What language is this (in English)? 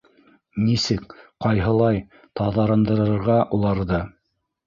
Bashkir